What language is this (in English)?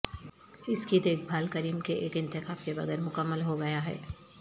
Urdu